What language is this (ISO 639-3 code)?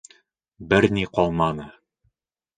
bak